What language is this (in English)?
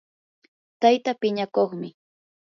Yanahuanca Pasco Quechua